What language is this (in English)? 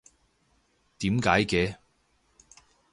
Cantonese